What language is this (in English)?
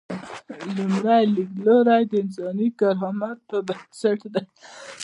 Pashto